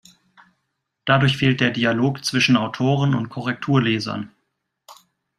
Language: German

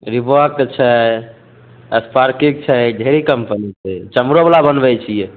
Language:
Maithili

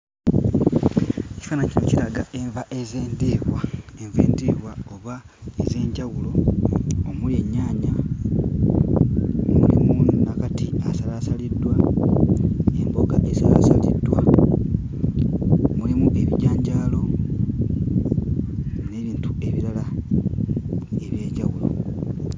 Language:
Ganda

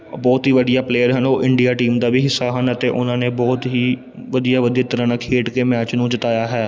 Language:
Punjabi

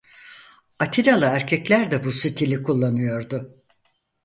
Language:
Turkish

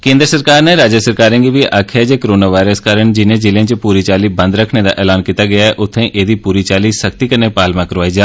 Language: Dogri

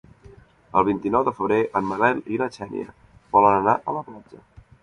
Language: Catalan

